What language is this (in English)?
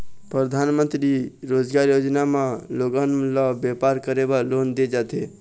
Chhattisgarhi